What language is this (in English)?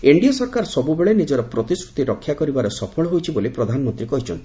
Odia